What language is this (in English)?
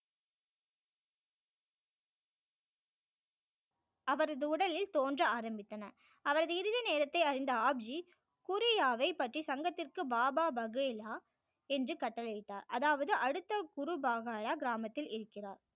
Tamil